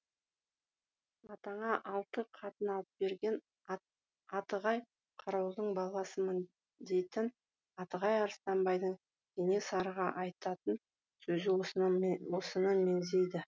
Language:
Kazakh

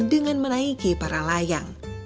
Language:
Indonesian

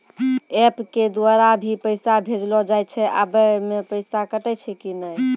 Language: Maithili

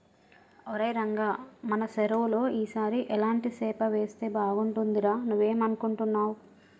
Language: Telugu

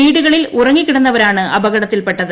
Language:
Malayalam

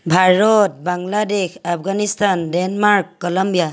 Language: Assamese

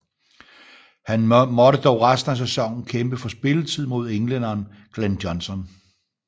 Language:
Danish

